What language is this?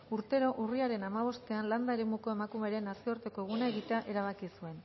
Basque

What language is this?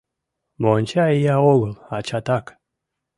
Mari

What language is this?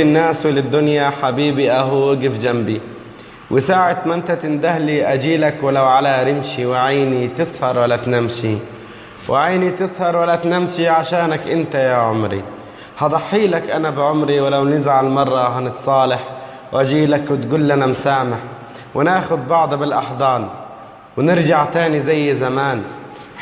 Arabic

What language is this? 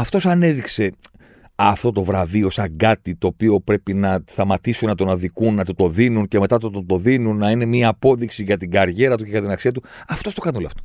Greek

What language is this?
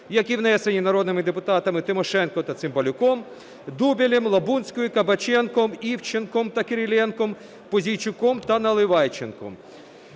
Ukrainian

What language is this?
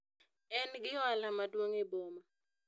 Luo (Kenya and Tanzania)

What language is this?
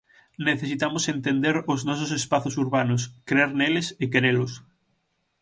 Galician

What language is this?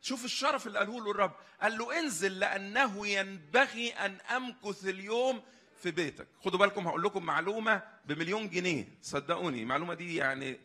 Arabic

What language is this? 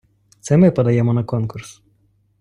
Ukrainian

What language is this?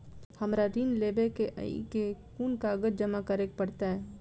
Maithili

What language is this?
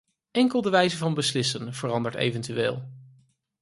Dutch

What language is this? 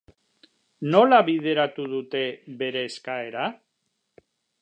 Basque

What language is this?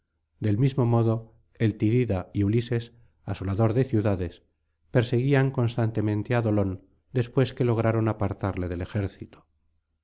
Spanish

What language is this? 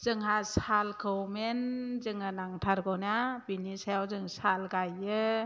Bodo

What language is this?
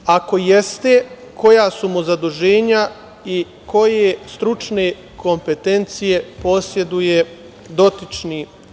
Serbian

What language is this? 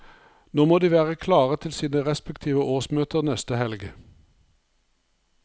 Norwegian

